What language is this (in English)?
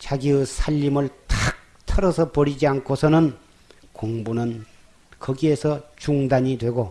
Korean